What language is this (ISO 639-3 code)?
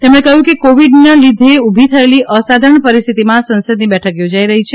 guj